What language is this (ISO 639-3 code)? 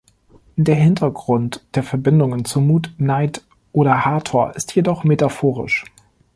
deu